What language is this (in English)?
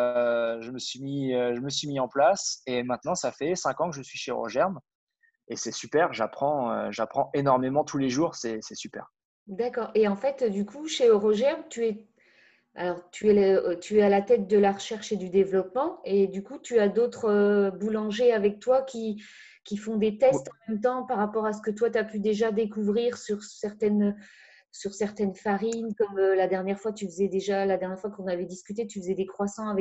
French